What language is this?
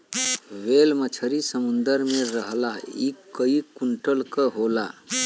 Bhojpuri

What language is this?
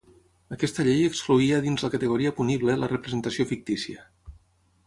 Catalan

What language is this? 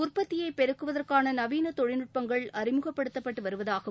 Tamil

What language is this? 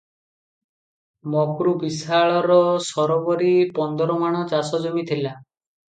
Odia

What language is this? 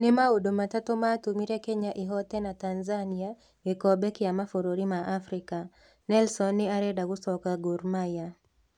Kikuyu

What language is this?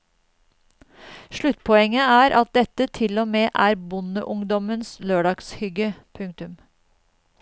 Norwegian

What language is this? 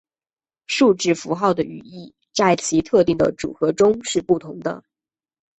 Chinese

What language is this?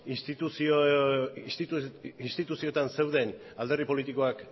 Basque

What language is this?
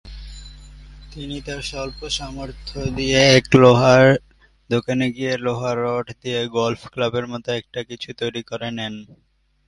Bangla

